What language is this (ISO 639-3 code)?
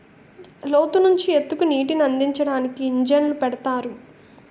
tel